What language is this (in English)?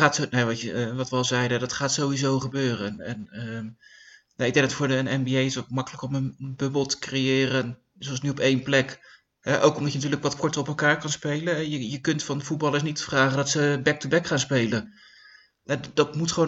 Dutch